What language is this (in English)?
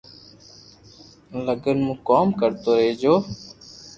Loarki